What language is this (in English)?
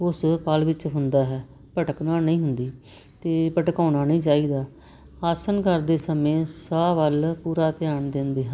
Punjabi